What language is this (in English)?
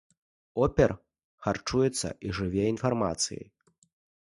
Belarusian